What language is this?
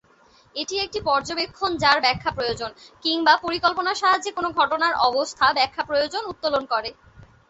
Bangla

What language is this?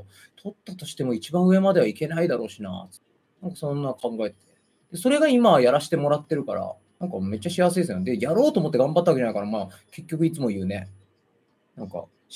Japanese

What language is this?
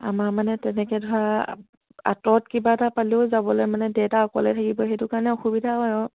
Assamese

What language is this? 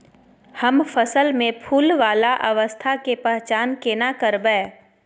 Maithili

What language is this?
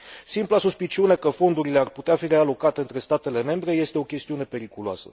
Romanian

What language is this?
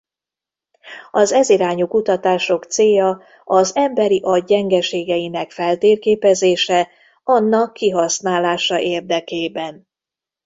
Hungarian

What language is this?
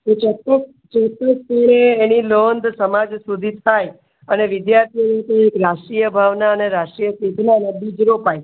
Gujarati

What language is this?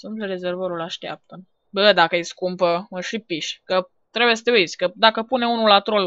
Romanian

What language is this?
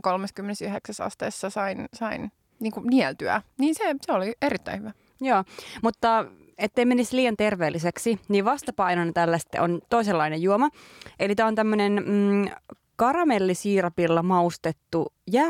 Finnish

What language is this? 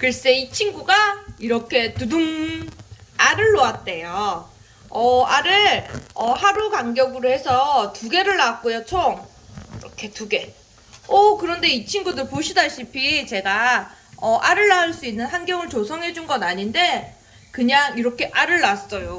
Korean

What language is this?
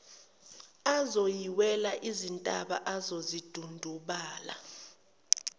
Zulu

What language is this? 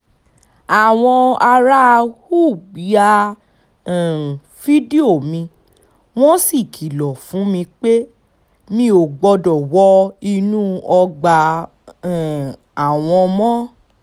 Yoruba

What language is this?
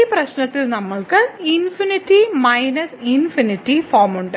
Malayalam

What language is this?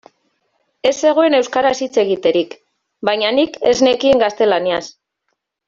Basque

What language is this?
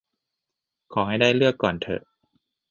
Thai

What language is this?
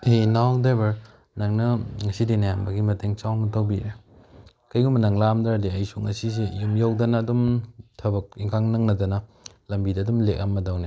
Manipuri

